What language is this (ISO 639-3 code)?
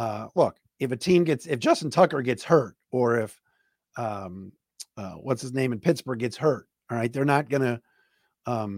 eng